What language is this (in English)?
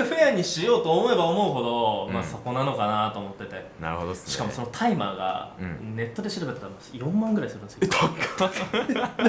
Japanese